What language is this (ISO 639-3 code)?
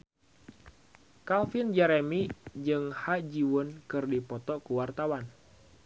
sun